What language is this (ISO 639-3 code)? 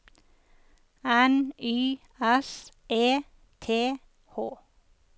nor